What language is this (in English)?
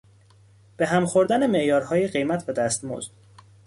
Persian